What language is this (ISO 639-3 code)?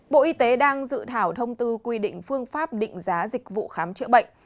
vie